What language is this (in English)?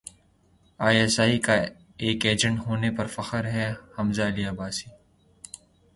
Urdu